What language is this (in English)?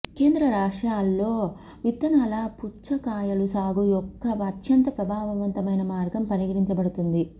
Telugu